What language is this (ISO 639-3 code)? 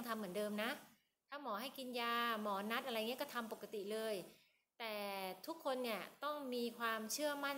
tha